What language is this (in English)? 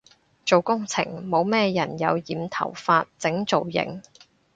Cantonese